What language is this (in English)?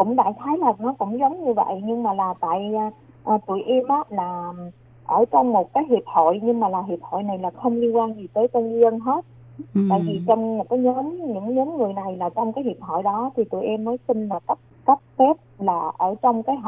Vietnamese